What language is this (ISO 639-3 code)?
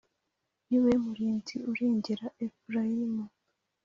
kin